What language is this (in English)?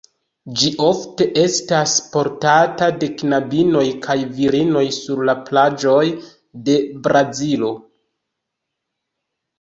Esperanto